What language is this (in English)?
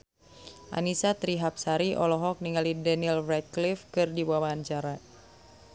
Sundanese